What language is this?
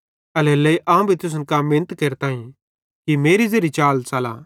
Bhadrawahi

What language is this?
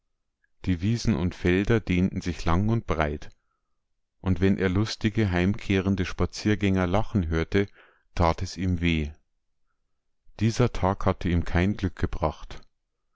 German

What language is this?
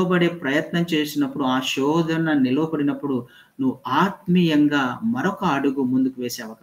Telugu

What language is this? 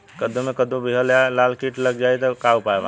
Bhojpuri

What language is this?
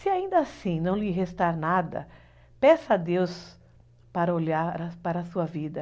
Portuguese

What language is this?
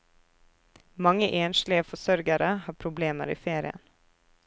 Norwegian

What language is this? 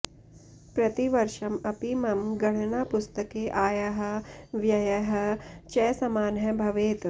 Sanskrit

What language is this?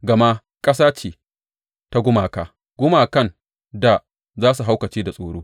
Hausa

